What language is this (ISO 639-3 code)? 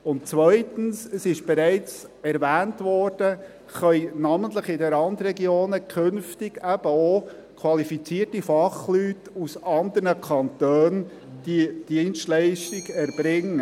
gsw